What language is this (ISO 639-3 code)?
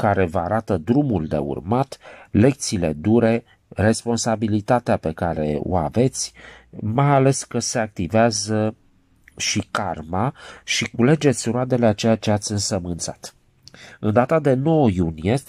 ron